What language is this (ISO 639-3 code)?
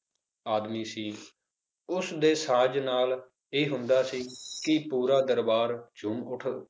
pan